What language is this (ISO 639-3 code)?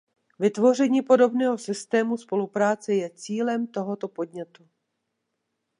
ces